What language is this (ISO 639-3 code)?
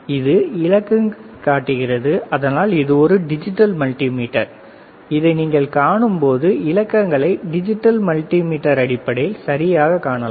tam